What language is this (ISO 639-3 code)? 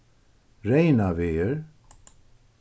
fao